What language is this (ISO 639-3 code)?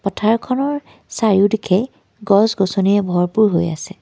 asm